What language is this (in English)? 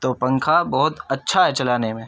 Urdu